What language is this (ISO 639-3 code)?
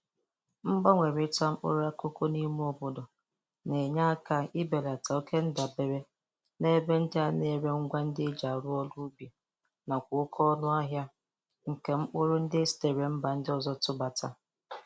ibo